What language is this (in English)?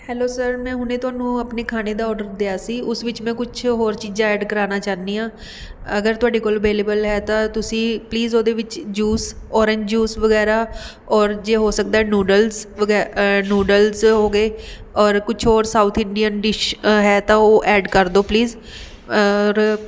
Punjabi